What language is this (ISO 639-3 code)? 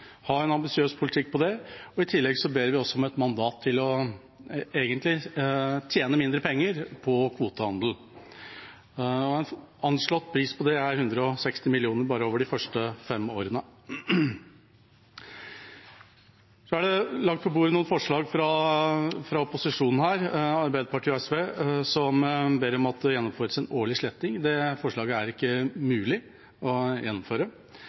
nob